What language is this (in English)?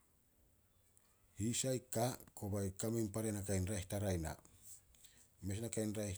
Solos